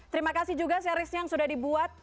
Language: Indonesian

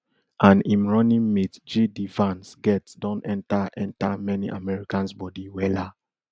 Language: Nigerian Pidgin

